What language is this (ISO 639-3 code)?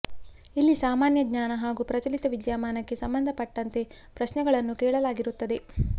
kan